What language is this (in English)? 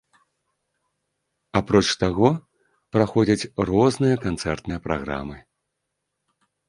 Belarusian